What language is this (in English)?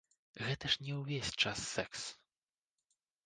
Belarusian